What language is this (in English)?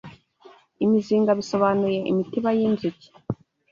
Kinyarwanda